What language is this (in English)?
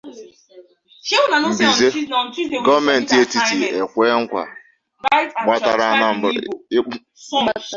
Igbo